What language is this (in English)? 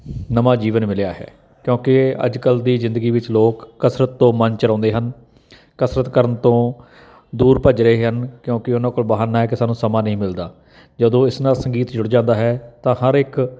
Punjabi